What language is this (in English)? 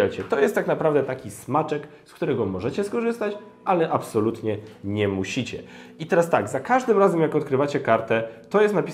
Polish